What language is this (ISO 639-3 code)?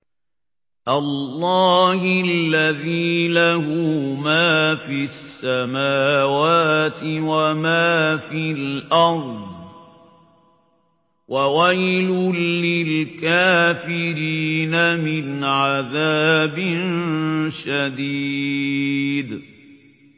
ara